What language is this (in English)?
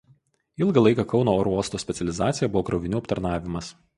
Lithuanian